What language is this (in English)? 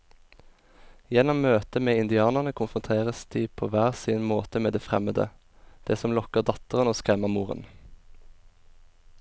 Norwegian